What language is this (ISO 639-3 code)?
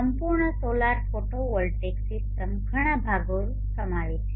guj